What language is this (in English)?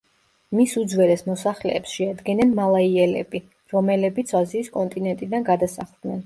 Georgian